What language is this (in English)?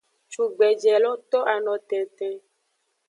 Aja (Benin)